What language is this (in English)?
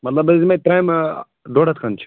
Kashmiri